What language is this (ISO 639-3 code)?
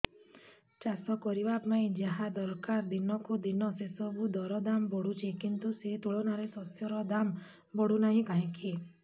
ori